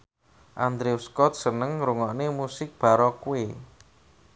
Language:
Javanese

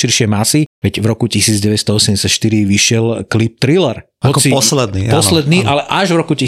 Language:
Slovak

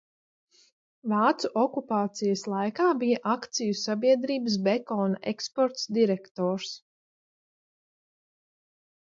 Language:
Latvian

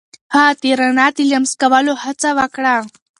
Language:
Pashto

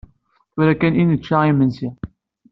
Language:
Kabyle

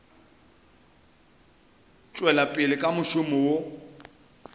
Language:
Northern Sotho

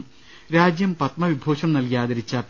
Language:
Malayalam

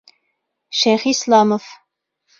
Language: Bashkir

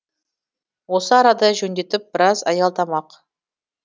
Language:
Kazakh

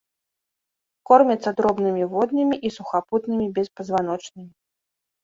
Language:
Belarusian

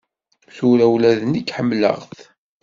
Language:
Kabyle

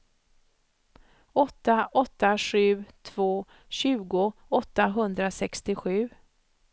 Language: Swedish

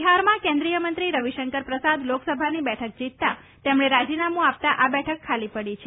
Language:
Gujarati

